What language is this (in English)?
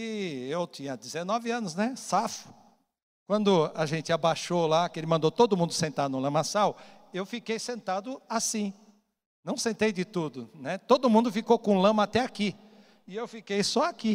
Portuguese